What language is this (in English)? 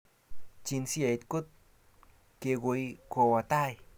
Kalenjin